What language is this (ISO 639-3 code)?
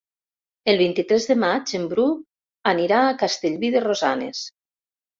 cat